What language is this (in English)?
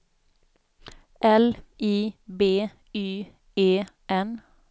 Swedish